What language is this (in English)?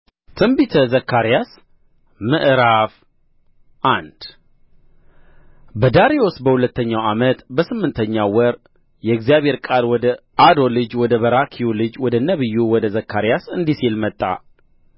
Amharic